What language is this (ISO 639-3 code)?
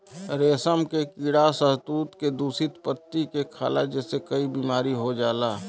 bho